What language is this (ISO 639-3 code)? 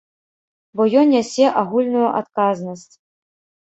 bel